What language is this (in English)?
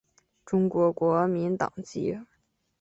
Chinese